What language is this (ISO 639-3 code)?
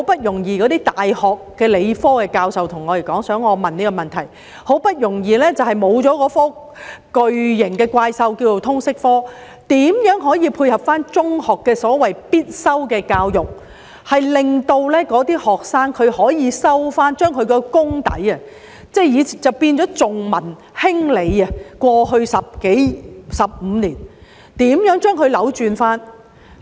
yue